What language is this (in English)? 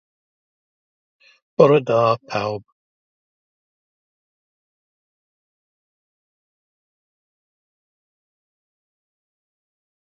Welsh